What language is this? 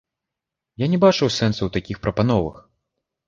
Belarusian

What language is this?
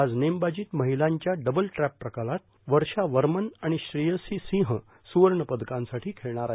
Marathi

